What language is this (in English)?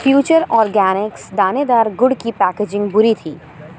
Urdu